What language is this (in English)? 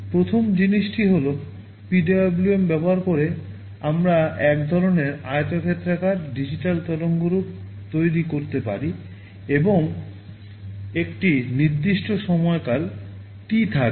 Bangla